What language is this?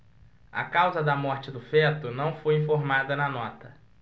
Portuguese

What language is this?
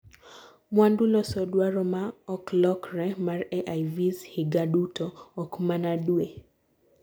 Luo (Kenya and Tanzania)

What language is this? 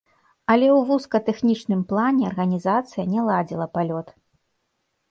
Belarusian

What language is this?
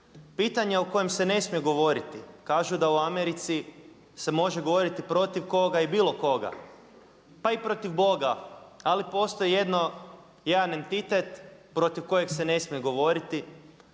Croatian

